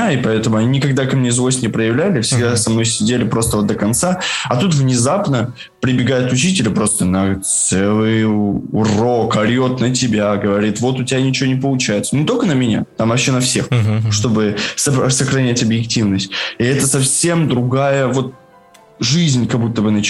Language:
Russian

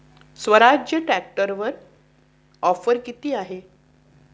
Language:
Marathi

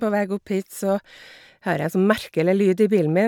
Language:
Norwegian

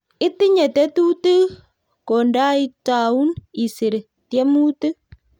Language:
Kalenjin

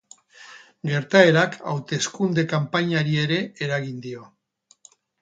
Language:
Basque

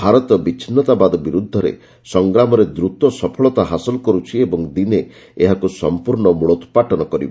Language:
Odia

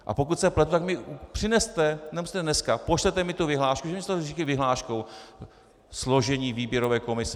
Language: Czech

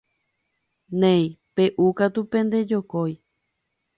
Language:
Guarani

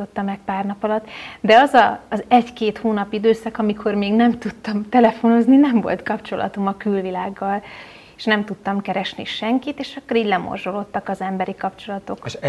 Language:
Hungarian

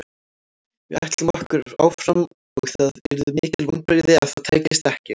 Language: Icelandic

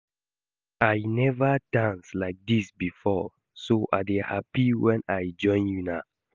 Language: Nigerian Pidgin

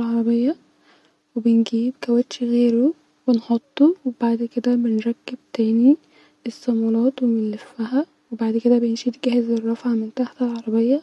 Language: Egyptian Arabic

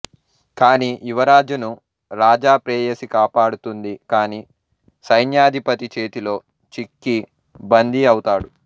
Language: Telugu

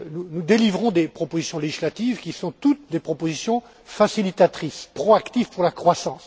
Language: French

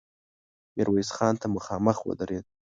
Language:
Pashto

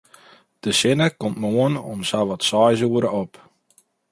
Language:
Western Frisian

